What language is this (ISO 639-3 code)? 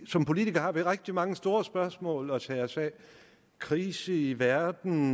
dan